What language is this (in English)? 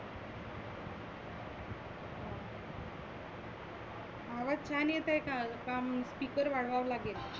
Marathi